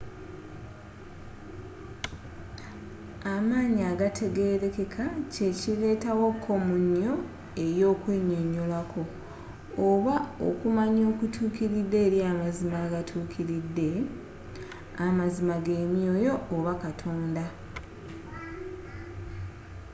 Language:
Ganda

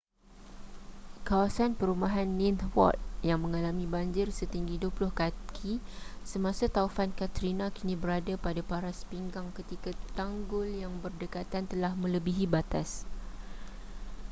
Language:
Malay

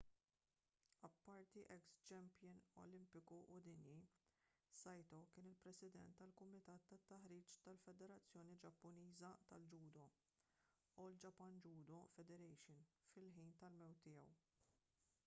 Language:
Maltese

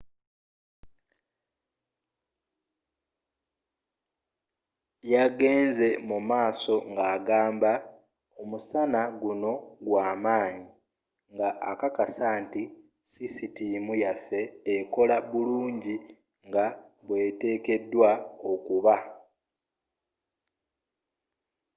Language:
Ganda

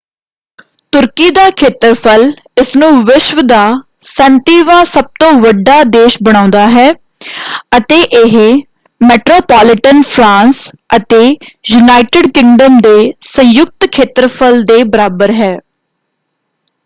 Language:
Punjabi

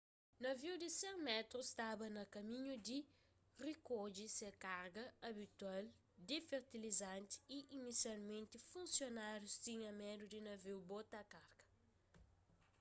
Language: Kabuverdianu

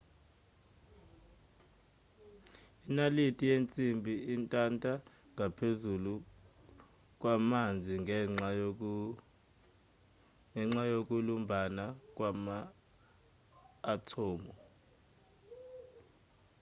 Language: Zulu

